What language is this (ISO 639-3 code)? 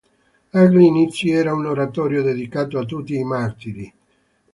ita